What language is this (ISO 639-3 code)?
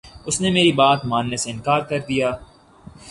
urd